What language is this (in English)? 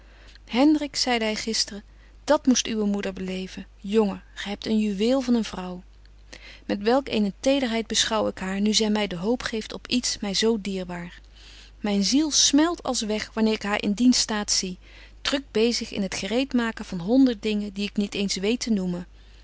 Dutch